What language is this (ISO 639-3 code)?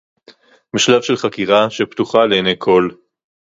heb